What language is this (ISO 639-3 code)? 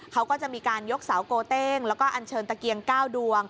tha